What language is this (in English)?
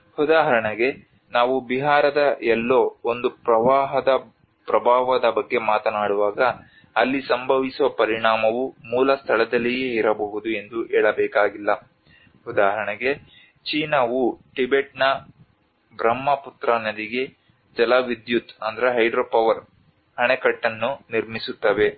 Kannada